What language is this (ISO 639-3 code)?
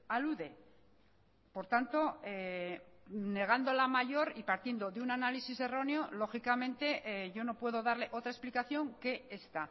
spa